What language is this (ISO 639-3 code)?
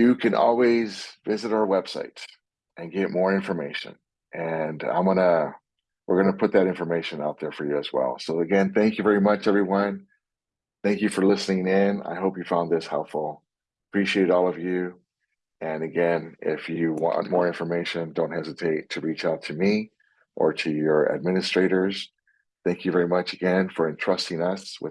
eng